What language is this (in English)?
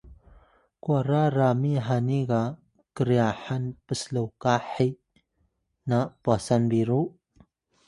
Atayal